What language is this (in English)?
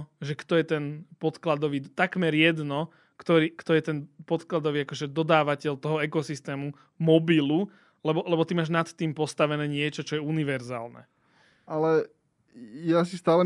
Slovak